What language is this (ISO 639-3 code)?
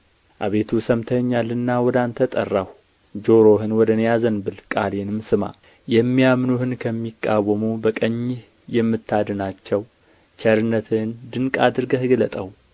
amh